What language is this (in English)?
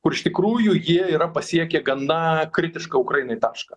Lithuanian